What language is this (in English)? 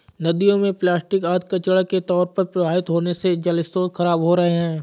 Hindi